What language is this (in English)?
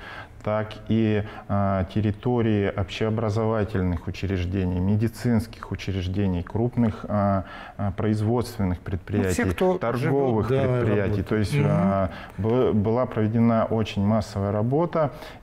Russian